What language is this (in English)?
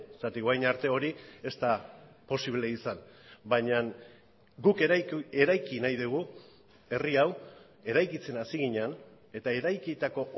Basque